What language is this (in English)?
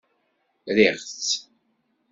Kabyle